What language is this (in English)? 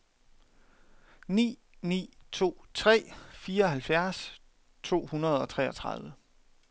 Danish